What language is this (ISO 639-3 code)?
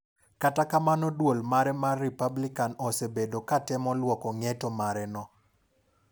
luo